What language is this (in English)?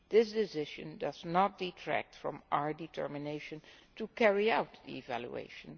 English